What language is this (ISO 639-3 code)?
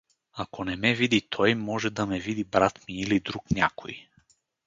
bul